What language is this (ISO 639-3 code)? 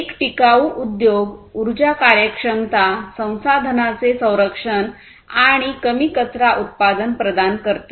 mar